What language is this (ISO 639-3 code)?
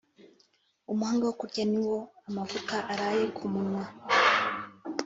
kin